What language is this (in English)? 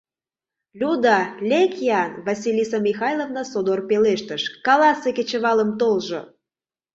Mari